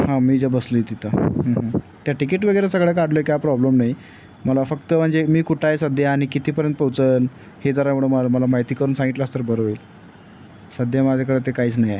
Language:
Marathi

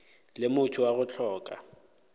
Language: Northern Sotho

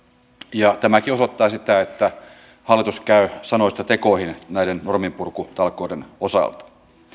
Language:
Finnish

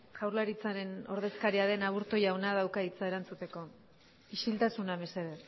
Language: Basque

